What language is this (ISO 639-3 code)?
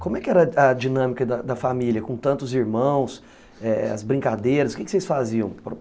por